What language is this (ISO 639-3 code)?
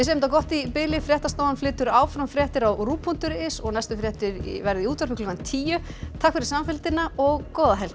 isl